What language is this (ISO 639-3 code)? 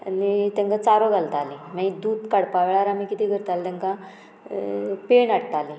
kok